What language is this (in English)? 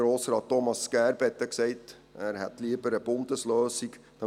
Swiss German